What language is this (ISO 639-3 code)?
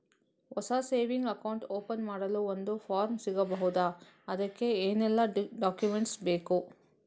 kan